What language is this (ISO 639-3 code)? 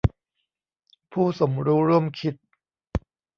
tha